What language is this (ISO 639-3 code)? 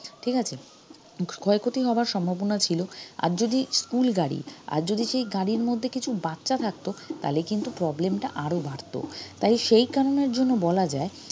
ben